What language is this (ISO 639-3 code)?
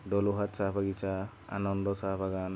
asm